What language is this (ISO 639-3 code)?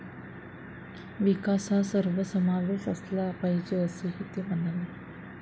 mar